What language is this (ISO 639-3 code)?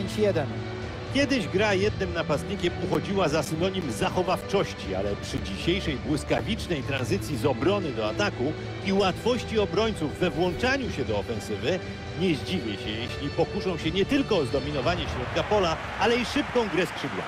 pol